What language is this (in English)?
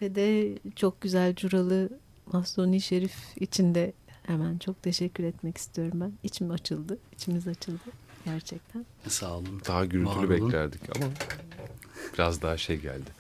Turkish